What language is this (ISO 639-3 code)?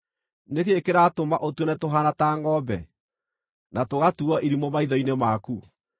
kik